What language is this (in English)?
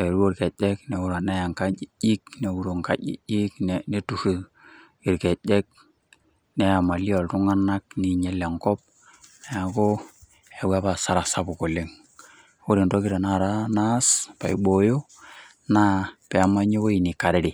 Masai